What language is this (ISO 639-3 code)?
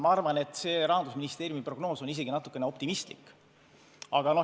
est